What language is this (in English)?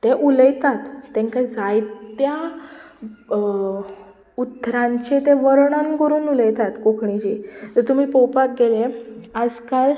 Konkani